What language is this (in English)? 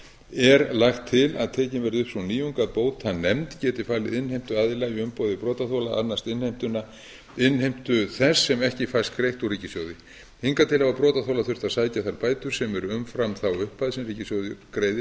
Icelandic